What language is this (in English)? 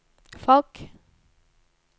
Norwegian